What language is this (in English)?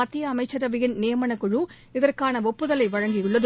Tamil